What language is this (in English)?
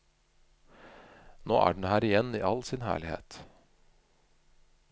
Norwegian